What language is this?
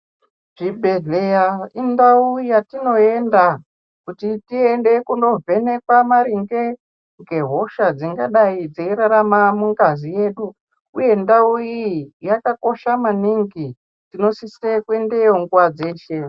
Ndau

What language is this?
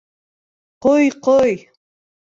Bashkir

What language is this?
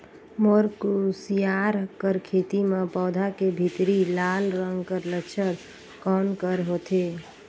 Chhattisgarhi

